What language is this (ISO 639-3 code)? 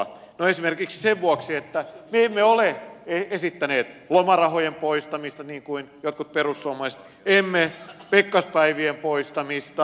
fin